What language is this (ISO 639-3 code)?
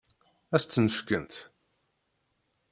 kab